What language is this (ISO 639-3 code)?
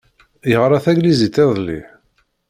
kab